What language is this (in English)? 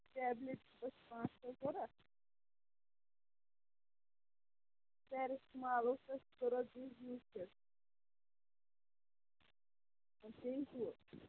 Kashmiri